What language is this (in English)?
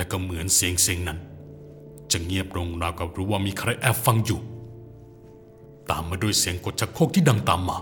Thai